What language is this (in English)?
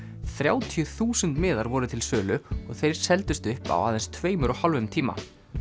Icelandic